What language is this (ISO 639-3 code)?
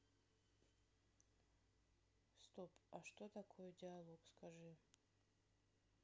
rus